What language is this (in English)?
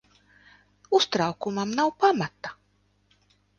Latvian